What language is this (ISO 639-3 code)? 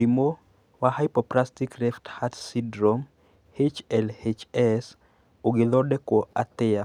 kik